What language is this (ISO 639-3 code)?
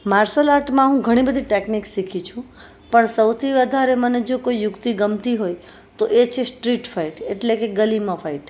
guj